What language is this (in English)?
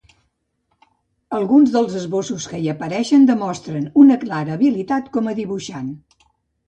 Catalan